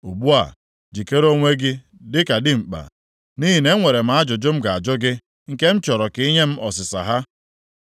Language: Igbo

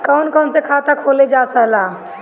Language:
Bhojpuri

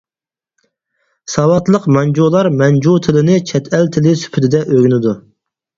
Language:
Uyghur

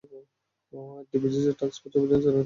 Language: Bangla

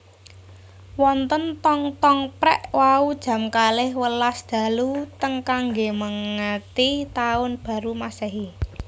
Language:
Javanese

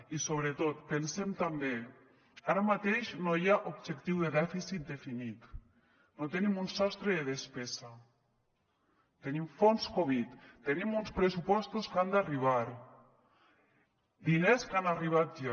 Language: Catalan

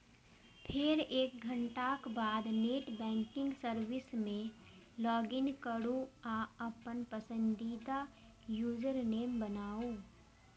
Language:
Maithili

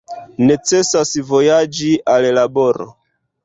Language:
Esperanto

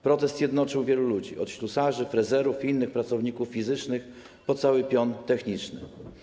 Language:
Polish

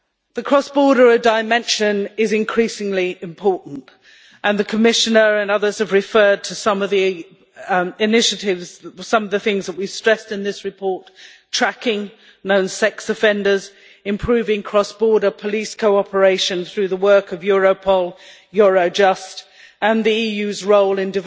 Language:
English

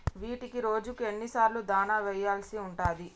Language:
Telugu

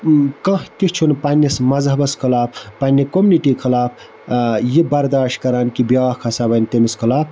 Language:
Kashmiri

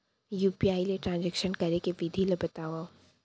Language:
Chhattisgarhi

